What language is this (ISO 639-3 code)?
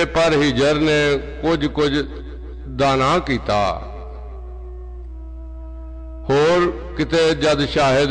ara